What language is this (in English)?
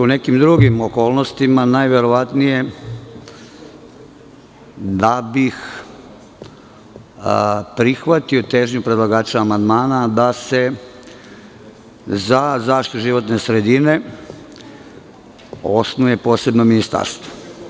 Serbian